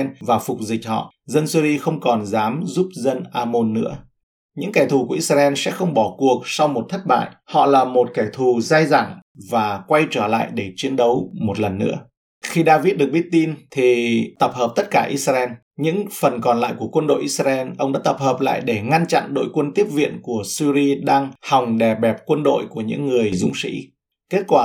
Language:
Vietnamese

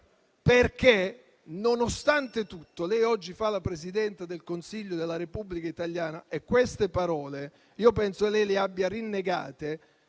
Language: Italian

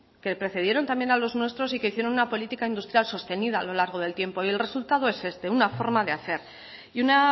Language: Spanish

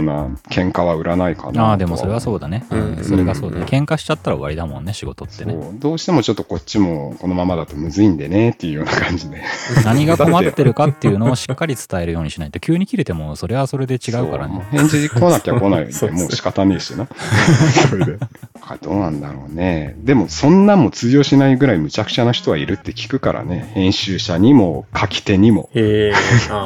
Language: Japanese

